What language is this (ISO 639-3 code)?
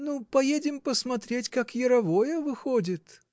rus